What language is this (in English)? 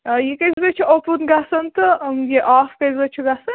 Kashmiri